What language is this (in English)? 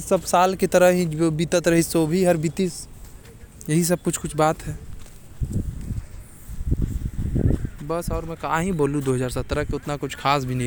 Korwa